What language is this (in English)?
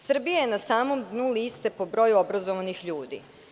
Serbian